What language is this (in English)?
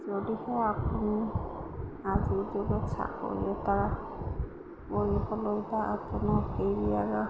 Assamese